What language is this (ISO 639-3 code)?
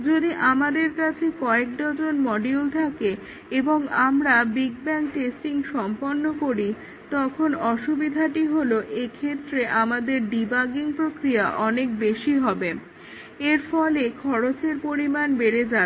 ben